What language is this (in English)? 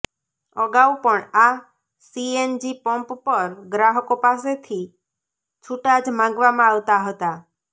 Gujarati